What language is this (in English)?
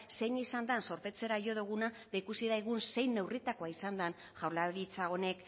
Basque